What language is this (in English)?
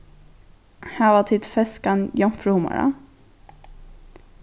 Faroese